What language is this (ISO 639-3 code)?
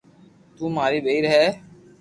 lrk